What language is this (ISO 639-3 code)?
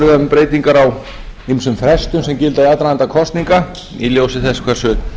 isl